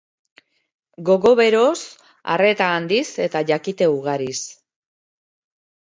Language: Basque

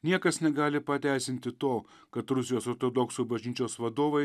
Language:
Lithuanian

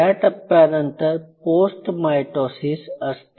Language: Marathi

